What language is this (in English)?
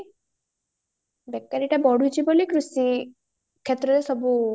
Odia